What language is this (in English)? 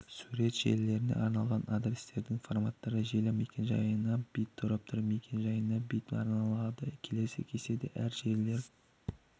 Kazakh